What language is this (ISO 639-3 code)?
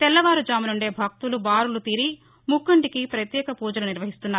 tel